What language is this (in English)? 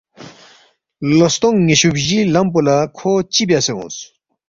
Balti